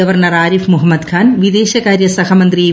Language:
Malayalam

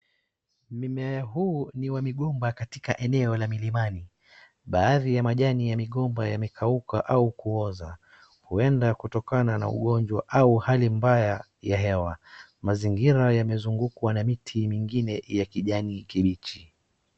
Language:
Swahili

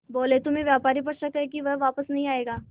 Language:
Hindi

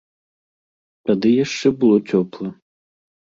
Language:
Belarusian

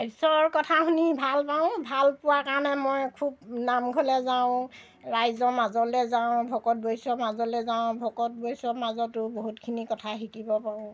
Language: Assamese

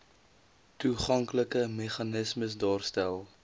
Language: Afrikaans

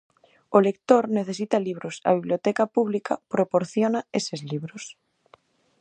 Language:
Galician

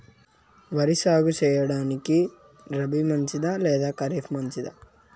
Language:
Telugu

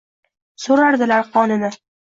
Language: Uzbek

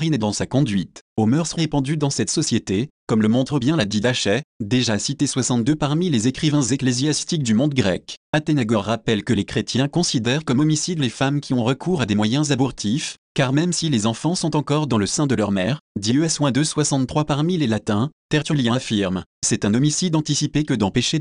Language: French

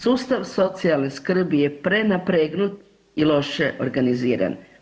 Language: Croatian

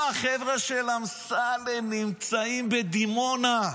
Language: Hebrew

